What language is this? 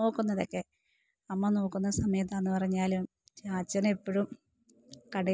Malayalam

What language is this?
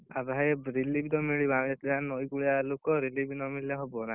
Odia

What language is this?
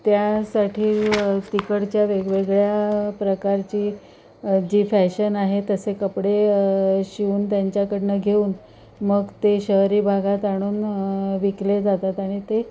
Marathi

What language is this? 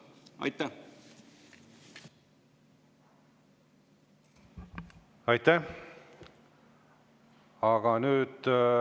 Estonian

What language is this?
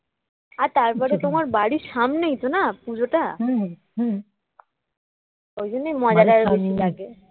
Bangla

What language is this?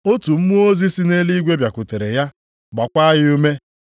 Igbo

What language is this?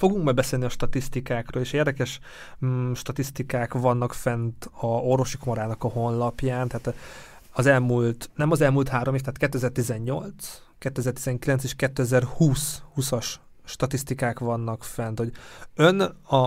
Hungarian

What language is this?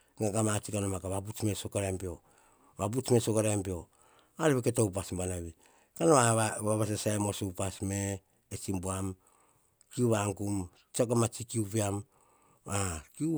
Hahon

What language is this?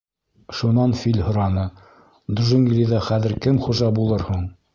Bashkir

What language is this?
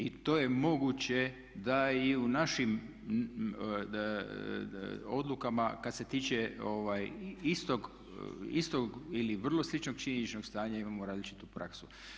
Croatian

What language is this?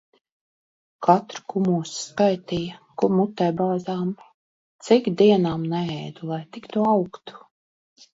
Latvian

